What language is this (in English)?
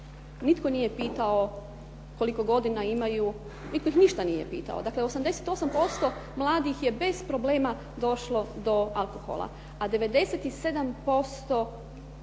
Croatian